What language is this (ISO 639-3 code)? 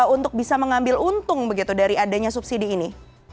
ind